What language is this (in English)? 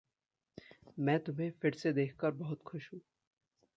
Hindi